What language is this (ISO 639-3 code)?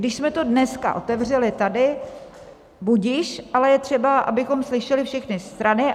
ces